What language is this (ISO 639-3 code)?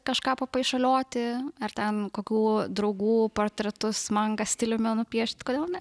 lit